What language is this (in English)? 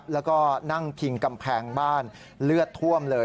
Thai